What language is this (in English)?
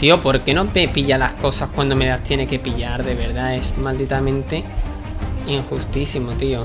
Spanish